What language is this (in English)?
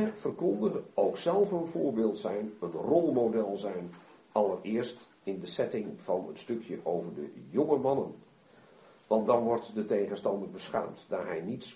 Dutch